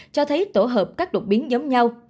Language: Vietnamese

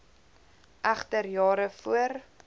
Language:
Afrikaans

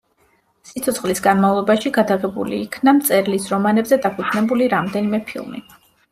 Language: Georgian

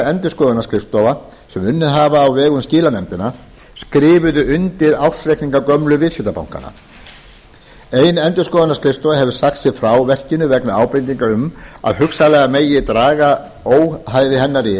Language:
Icelandic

